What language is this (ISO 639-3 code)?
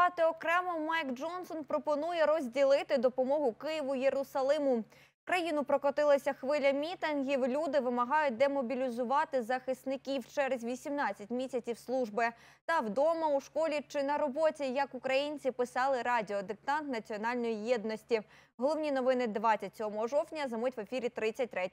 ukr